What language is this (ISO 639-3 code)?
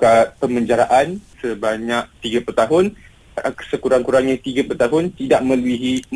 msa